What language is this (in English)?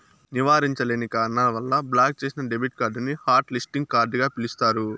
Telugu